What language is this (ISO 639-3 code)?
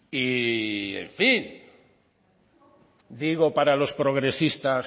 spa